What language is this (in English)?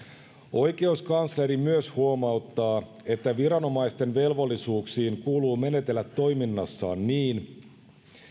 Finnish